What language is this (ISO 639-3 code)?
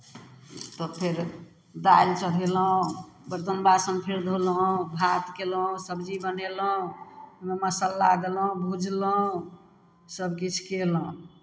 mai